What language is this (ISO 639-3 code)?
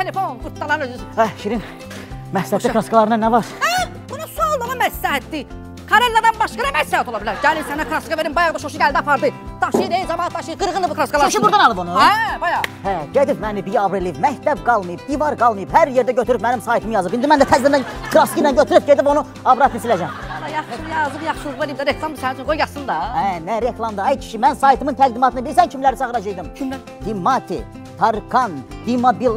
tur